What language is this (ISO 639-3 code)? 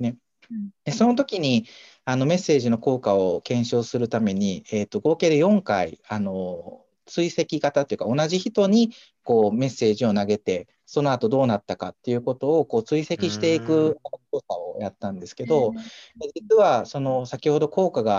jpn